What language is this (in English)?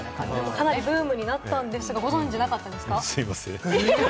Japanese